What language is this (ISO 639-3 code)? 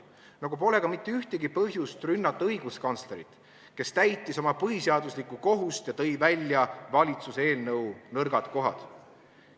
est